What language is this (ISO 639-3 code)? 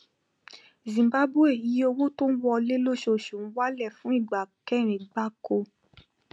yor